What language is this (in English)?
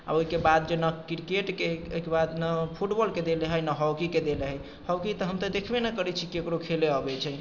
Maithili